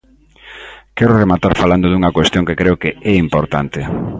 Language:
Galician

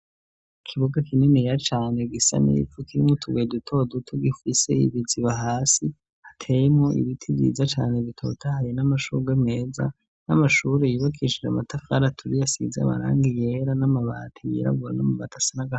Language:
Rundi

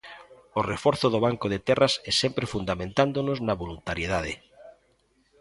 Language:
Galician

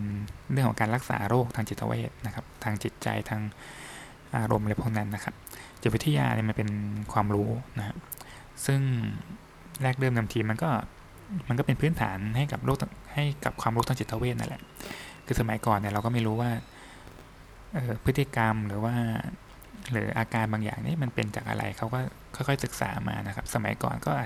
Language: Thai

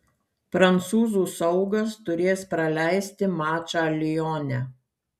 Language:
Lithuanian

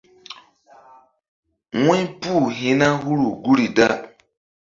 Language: Mbum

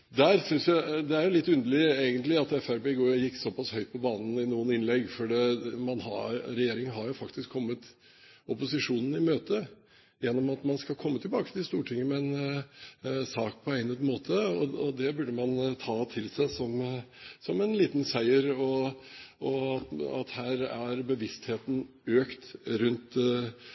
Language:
Norwegian Bokmål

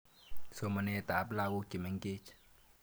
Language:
Kalenjin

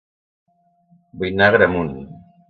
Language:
Catalan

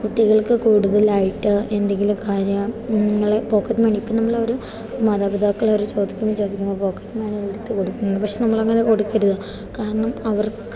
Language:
Malayalam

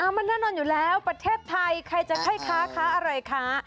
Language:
Thai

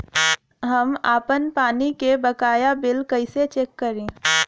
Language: Bhojpuri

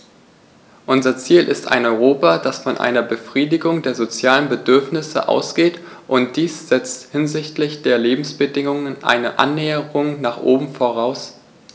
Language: German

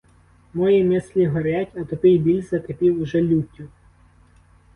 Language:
Ukrainian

